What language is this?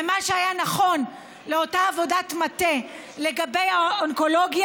Hebrew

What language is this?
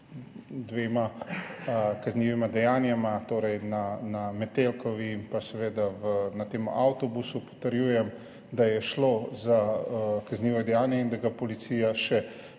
Slovenian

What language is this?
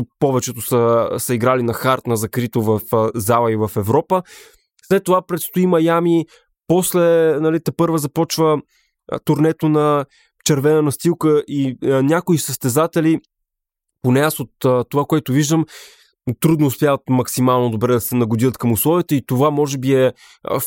Bulgarian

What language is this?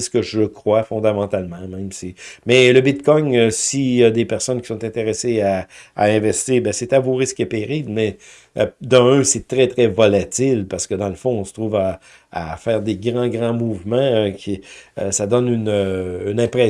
French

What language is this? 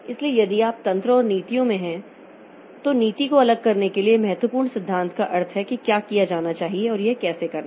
Hindi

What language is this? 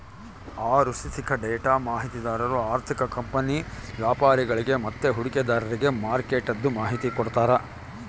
Kannada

